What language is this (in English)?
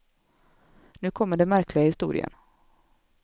Swedish